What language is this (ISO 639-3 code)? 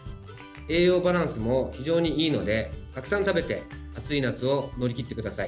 jpn